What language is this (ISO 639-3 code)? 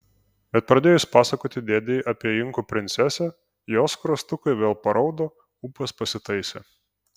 lit